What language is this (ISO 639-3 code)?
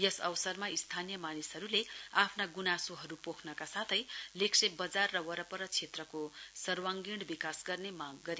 nep